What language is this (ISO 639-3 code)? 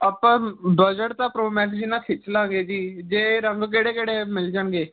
pan